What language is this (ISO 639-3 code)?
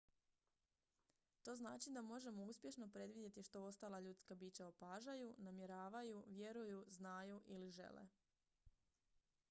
hrv